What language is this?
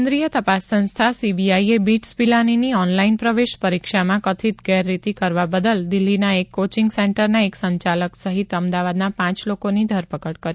Gujarati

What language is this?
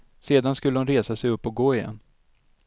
Swedish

